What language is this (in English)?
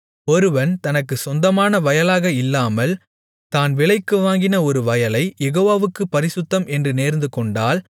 Tamil